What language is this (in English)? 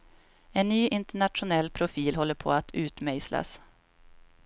Swedish